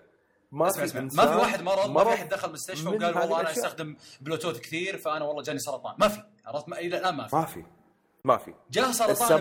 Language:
Arabic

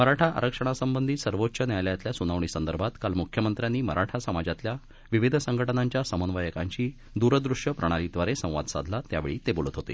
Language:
Marathi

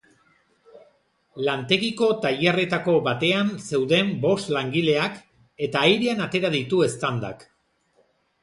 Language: Basque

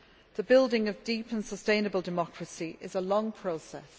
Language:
English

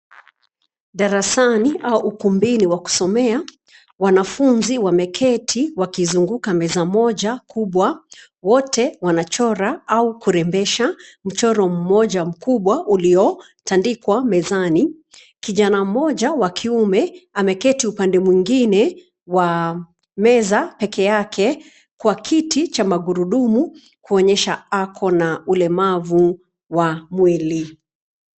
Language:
Swahili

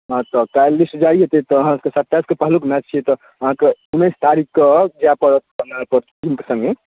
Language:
Maithili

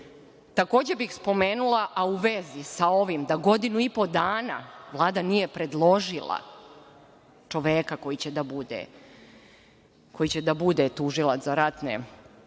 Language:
Serbian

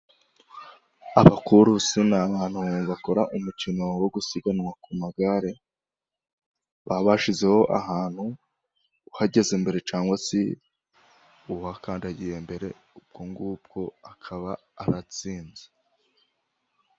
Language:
Kinyarwanda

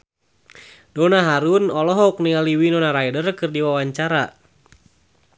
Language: Sundanese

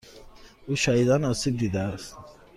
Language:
Persian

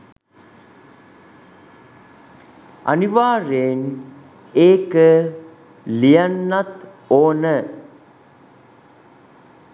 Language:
Sinhala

